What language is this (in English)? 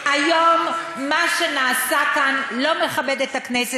Hebrew